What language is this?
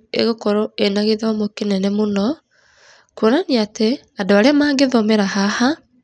Kikuyu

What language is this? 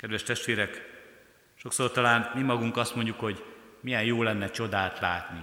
Hungarian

